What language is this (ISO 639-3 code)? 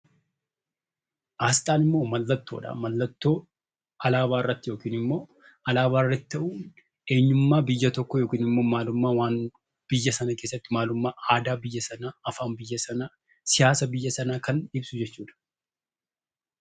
orm